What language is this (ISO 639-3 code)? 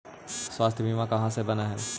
mag